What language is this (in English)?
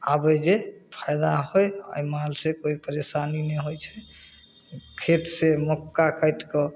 Maithili